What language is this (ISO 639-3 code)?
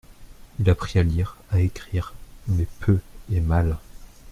fra